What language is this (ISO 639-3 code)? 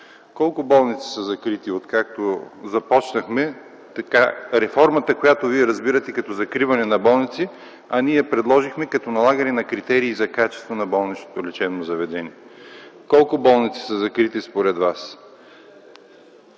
bul